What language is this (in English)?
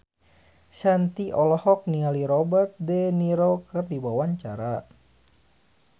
Sundanese